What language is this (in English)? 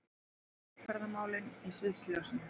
Icelandic